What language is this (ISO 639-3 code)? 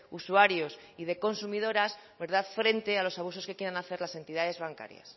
spa